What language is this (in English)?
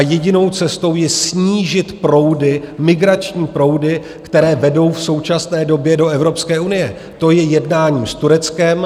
Czech